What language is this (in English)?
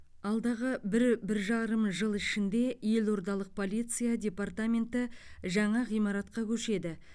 Kazakh